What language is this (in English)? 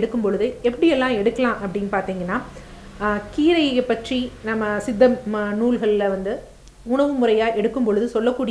Dutch